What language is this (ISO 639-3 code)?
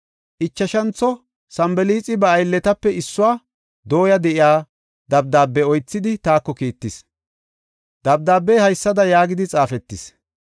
gof